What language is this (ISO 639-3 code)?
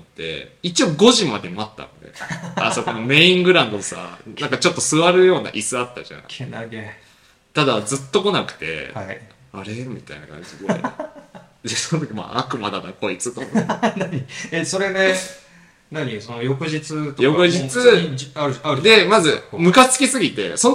jpn